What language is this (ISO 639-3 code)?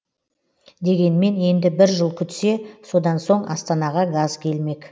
kaz